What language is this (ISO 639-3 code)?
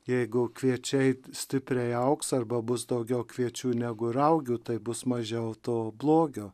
lit